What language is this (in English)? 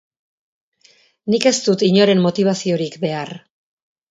Basque